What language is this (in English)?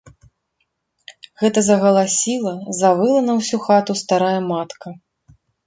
Belarusian